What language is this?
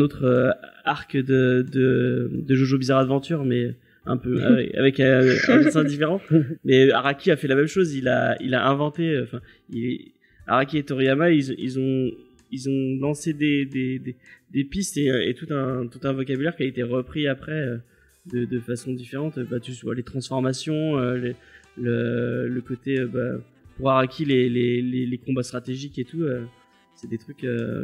French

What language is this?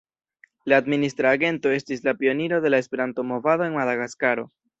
Esperanto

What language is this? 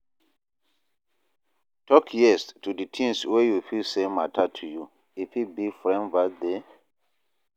Nigerian Pidgin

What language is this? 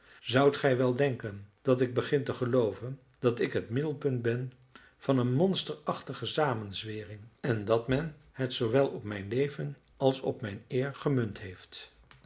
Dutch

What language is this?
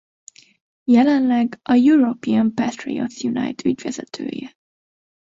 Hungarian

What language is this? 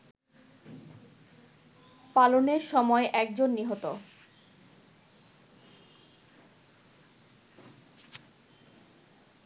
Bangla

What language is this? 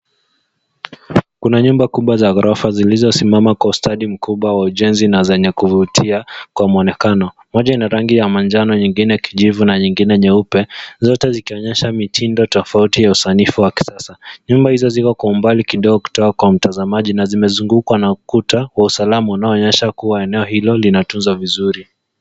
Swahili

